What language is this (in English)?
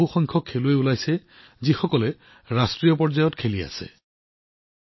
Assamese